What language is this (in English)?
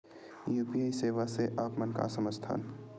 Chhattisgarhi